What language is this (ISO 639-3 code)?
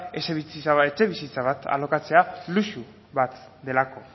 eus